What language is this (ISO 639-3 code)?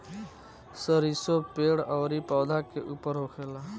bho